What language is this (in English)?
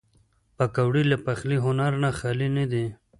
Pashto